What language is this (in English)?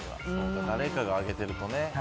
Japanese